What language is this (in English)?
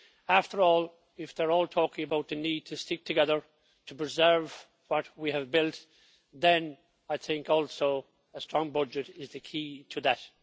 English